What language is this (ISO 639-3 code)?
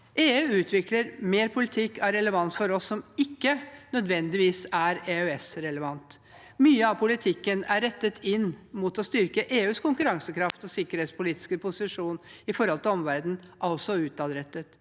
nor